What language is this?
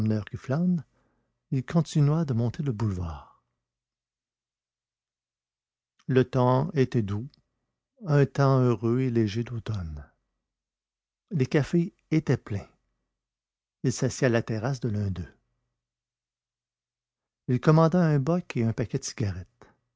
French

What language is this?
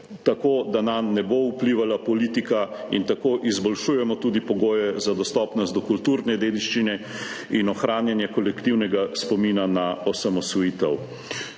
Slovenian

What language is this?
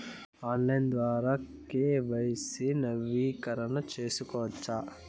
Telugu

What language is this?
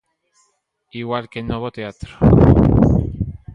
Galician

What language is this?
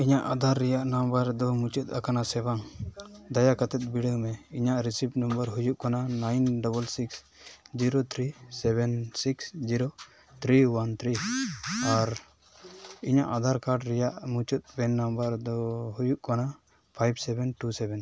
Santali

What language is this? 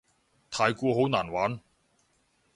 Cantonese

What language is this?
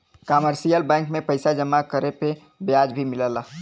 Bhojpuri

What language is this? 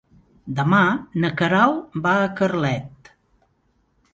Catalan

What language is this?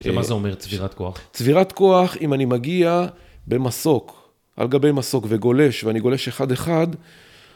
Hebrew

